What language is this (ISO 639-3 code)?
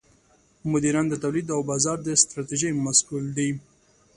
pus